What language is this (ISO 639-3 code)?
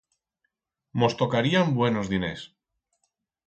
arg